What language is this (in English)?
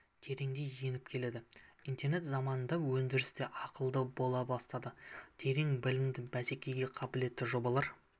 Kazakh